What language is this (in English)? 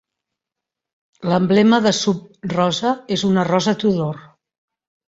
Catalan